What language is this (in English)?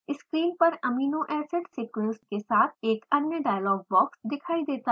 Hindi